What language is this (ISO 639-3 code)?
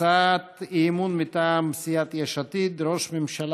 heb